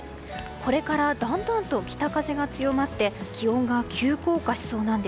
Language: Japanese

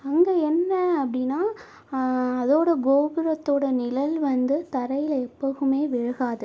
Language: Tamil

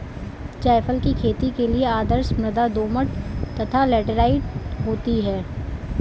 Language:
Hindi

